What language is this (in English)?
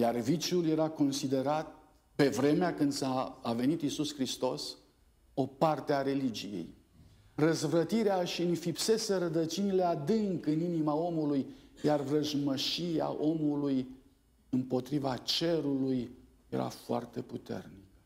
Romanian